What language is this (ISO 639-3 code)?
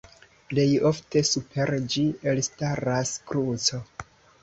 epo